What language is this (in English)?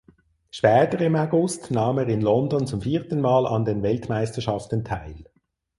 German